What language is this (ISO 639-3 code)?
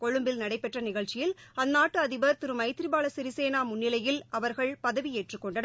tam